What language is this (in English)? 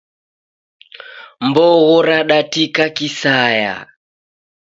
Taita